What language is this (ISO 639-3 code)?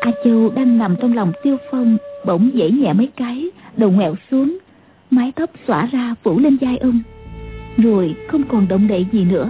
vie